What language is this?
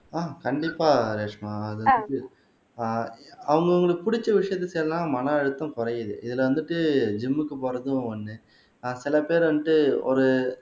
Tamil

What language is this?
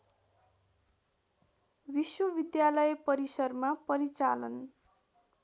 Nepali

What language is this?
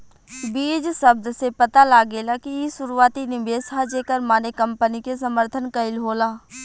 Bhojpuri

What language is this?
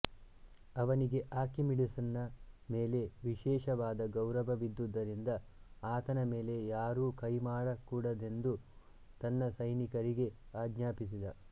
Kannada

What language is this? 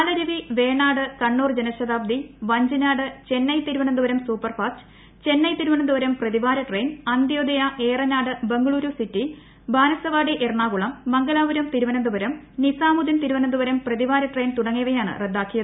Malayalam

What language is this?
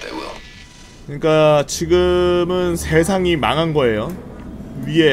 Korean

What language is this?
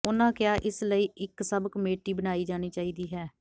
Punjabi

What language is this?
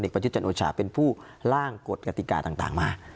Thai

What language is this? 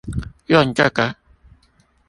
Chinese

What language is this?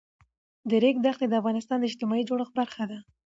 Pashto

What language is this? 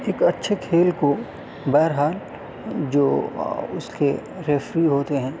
Urdu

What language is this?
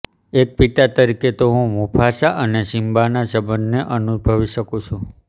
Gujarati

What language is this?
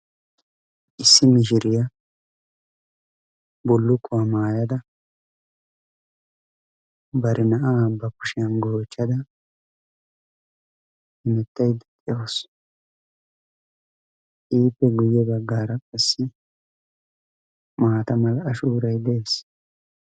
Wolaytta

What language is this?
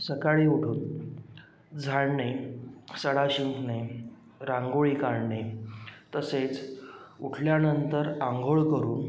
Marathi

